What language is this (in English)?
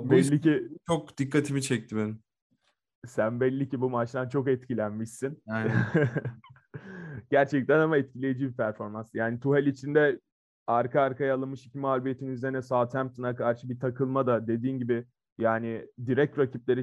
Turkish